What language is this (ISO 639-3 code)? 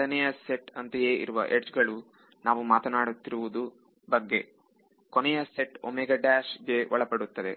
kan